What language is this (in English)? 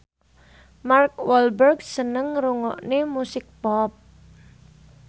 Javanese